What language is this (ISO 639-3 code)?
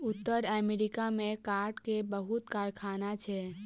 mai